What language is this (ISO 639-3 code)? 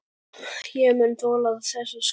isl